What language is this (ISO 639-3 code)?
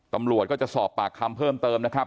tha